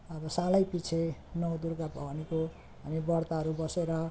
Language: Nepali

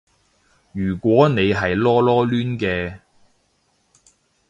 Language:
Cantonese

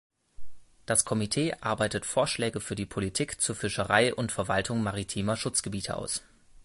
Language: German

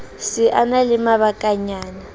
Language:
Southern Sotho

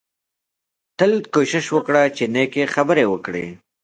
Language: Pashto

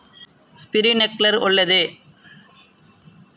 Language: Kannada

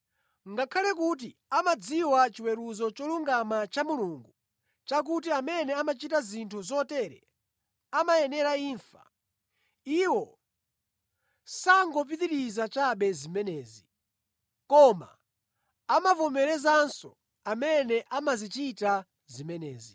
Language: Nyanja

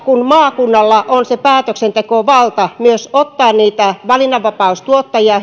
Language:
Finnish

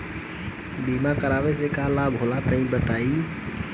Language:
Bhojpuri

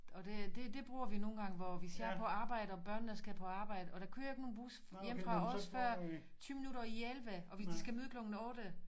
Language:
Danish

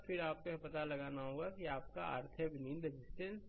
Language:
Hindi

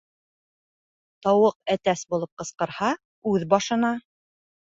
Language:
Bashkir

